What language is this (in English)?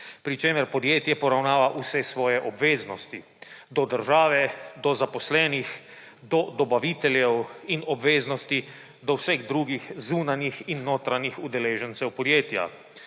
Slovenian